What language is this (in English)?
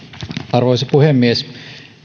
Finnish